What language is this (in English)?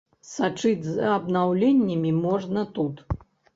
Belarusian